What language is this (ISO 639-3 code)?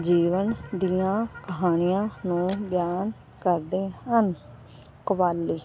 pan